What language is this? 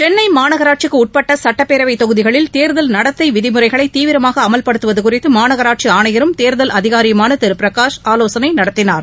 Tamil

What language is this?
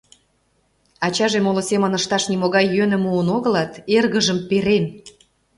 Mari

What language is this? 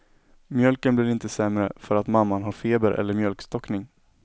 Swedish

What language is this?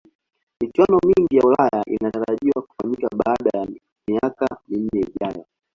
Swahili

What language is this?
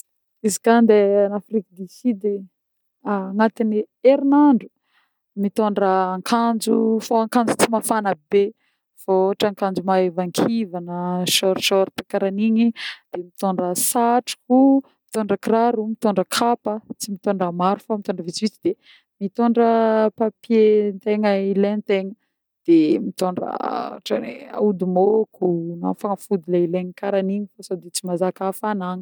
Northern Betsimisaraka Malagasy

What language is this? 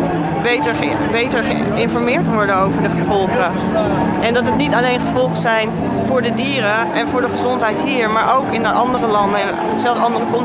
Dutch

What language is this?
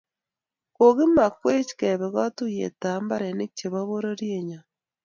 Kalenjin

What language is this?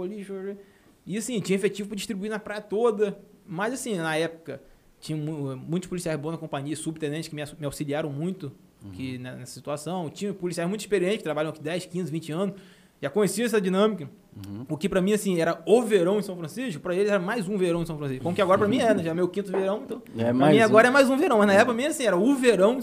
Portuguese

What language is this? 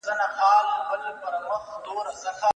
Pashto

